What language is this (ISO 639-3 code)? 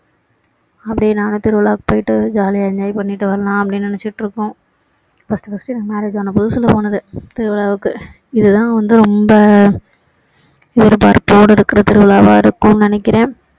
tam